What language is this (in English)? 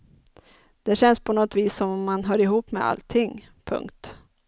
Swedish